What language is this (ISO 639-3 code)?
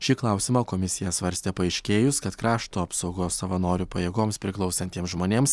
lit